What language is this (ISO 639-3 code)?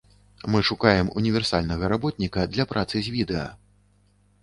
bel